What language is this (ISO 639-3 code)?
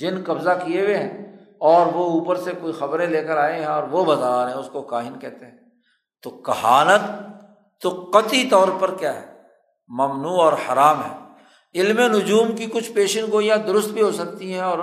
urd